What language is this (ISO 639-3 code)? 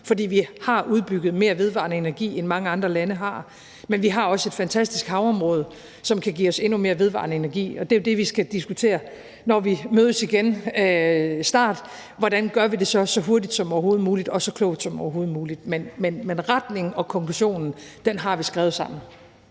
dan